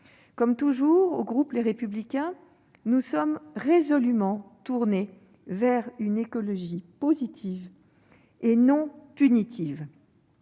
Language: French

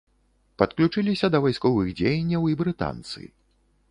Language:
Belarusian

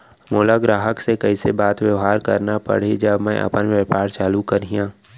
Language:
Chhattisgarhi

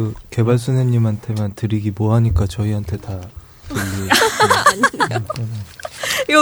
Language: Korean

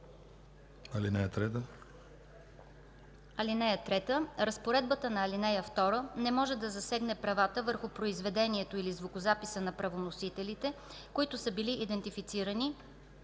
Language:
Bulgarian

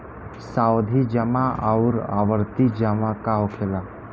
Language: Bhojpuri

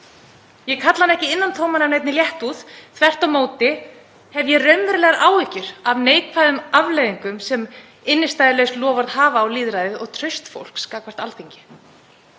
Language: Icelandic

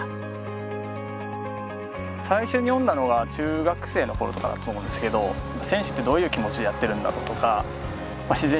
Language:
Japanese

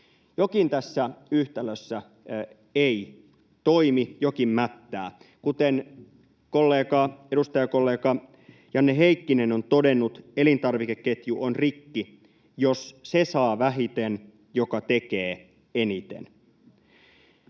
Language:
Finnish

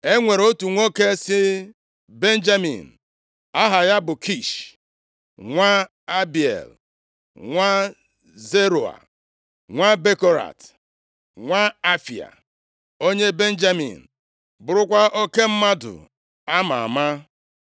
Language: Igbo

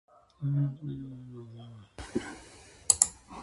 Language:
Japanese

